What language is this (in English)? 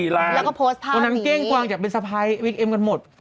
Thai